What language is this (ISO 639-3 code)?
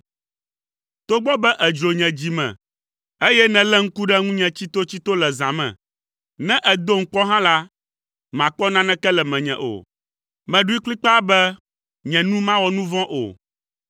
ewe